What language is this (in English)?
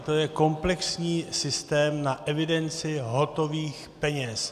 Czech